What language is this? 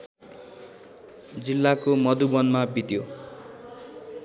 Nepali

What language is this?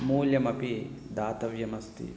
Sanskrit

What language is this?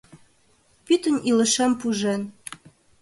Mari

